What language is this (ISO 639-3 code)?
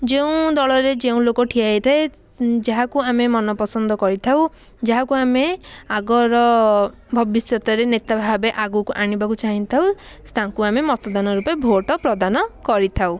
ori